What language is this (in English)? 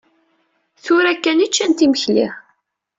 Kabyle